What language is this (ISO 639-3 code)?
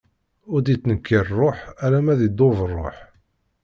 kab